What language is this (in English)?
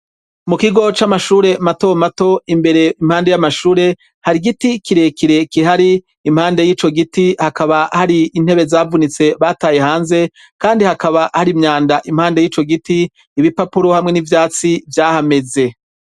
Rundi